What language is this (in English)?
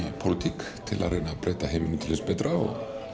Icelandic